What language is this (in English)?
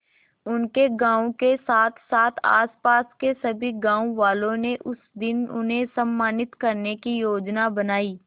Hindi